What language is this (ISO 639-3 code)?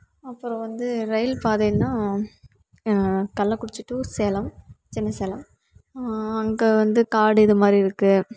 tam